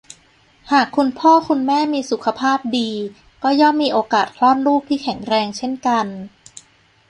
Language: Thai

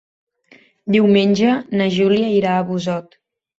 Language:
Catalan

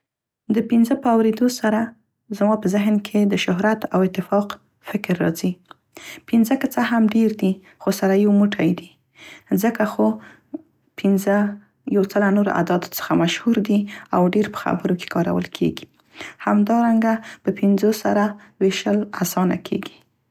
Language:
Central Pashto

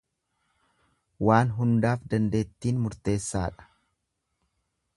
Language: Oromo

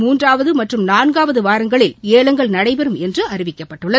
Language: Tamil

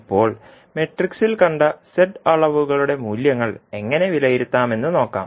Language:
Malayalam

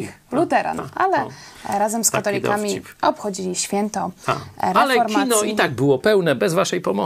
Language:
Polish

